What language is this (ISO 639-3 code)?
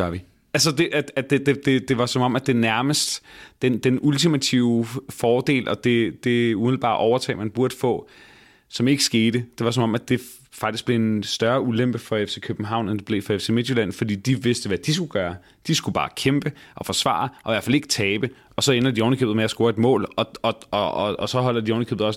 dan